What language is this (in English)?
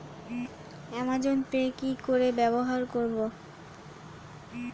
Bangla